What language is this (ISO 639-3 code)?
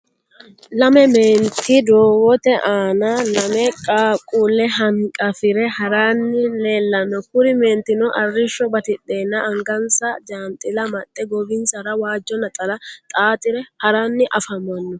sid